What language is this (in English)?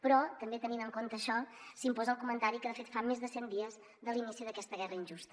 Catalan